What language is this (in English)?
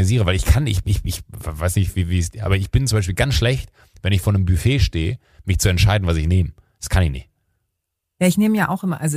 German